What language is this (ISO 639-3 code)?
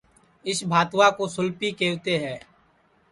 ssi